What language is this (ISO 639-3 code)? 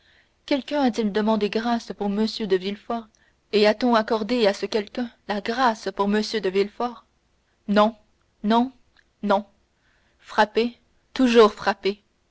fra